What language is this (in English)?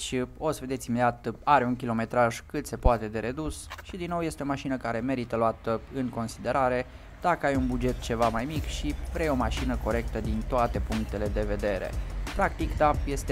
Romanian